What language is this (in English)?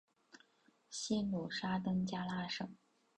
Chinese